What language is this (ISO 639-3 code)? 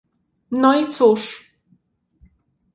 pol